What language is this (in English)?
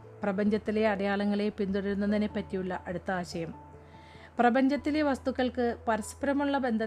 Malayalam